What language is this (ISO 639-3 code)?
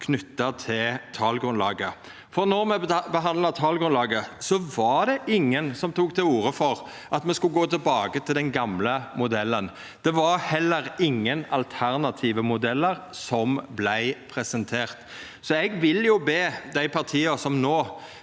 nor